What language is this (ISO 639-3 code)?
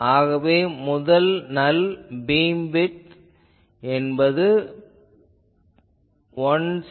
tam